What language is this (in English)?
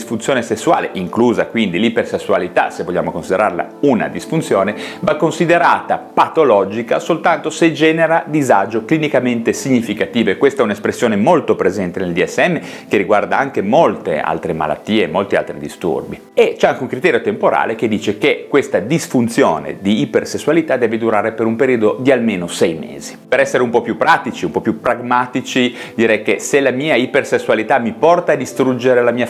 Italian